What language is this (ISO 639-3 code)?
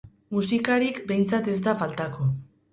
eus